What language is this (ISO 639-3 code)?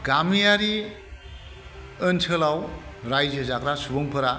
brx